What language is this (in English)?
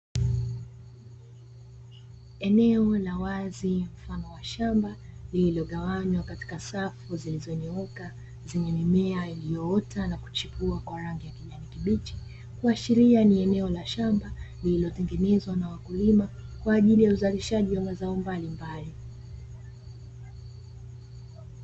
Swahili